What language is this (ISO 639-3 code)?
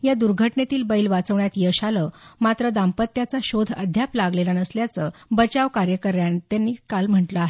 mar